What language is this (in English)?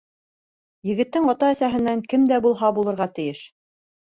Bashkir